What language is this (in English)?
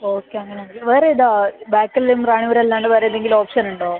Malayalam